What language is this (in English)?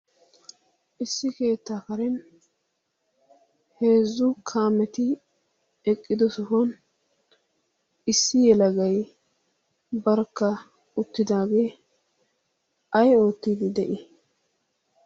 Wolaytta